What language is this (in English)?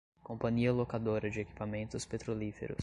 Portuguese